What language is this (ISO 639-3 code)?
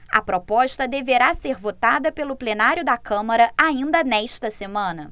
por